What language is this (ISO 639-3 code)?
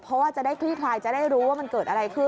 tha